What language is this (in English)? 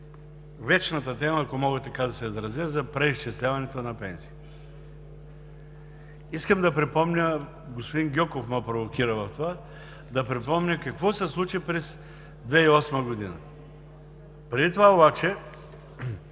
Bulgarian